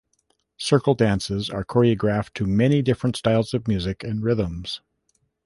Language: English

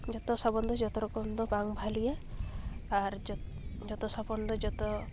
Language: Santali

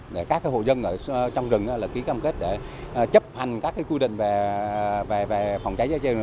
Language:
Vietnamese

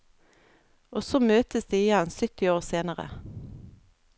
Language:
Norwegian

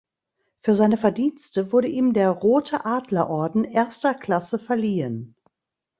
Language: German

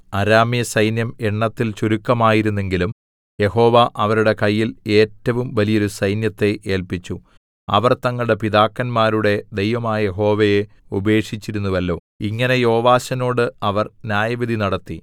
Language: Malayalam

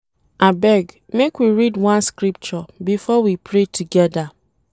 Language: Nigerian Pidgin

